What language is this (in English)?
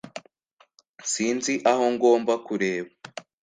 Kinyarwanda